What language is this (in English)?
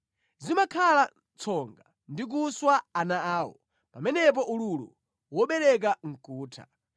Nyanja